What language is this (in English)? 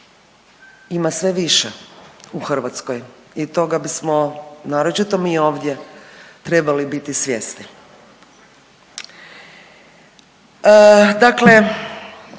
Croatian